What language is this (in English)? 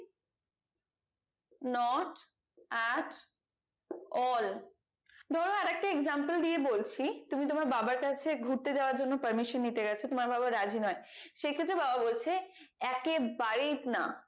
Bangla